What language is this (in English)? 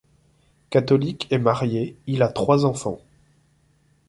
French